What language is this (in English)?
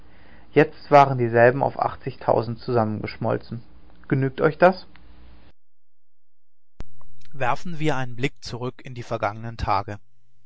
German